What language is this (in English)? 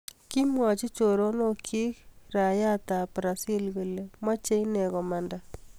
Kalenjin